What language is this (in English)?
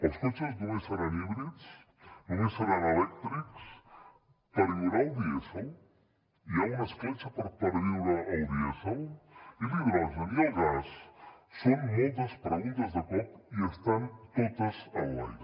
Catalan